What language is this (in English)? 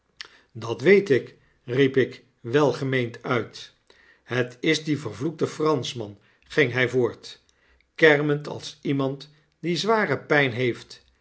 Dutch